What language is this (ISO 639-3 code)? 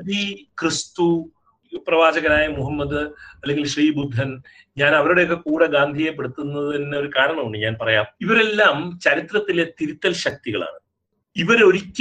mal